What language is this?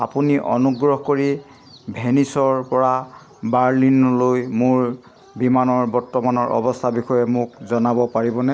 Assamese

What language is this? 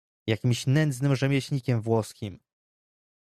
Polish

